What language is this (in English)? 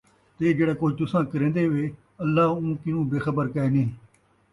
Saraiki